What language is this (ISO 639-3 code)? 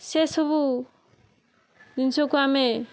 ori